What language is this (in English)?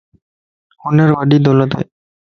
Lasi